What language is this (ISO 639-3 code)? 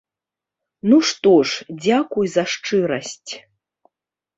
bel